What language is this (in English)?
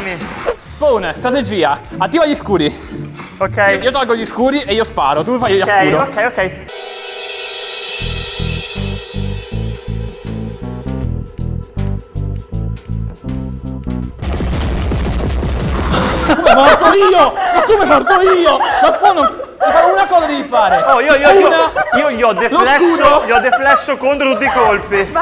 Italian